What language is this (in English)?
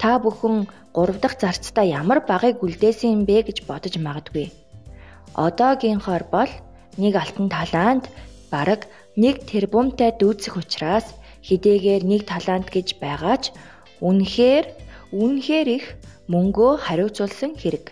Turkish